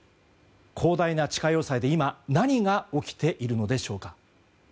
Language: Japanese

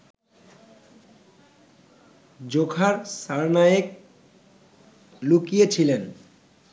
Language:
Bangla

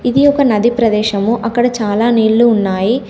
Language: Telugu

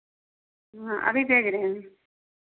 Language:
Hindi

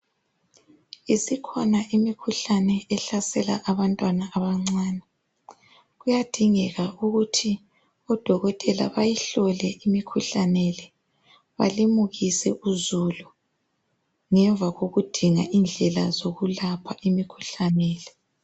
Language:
North Ndebele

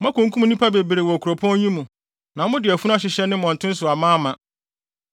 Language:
Akan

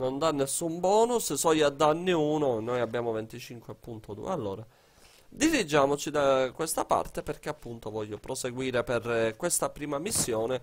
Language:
Italian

